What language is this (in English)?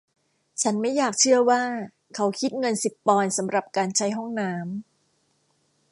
Thai